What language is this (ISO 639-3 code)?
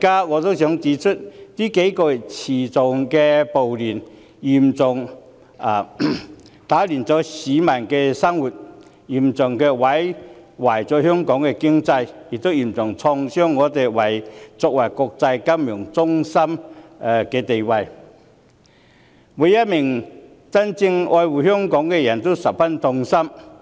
yue